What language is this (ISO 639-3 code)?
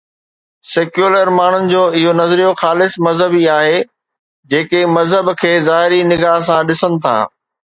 snd